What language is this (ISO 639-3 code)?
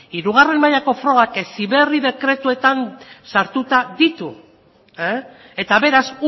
eus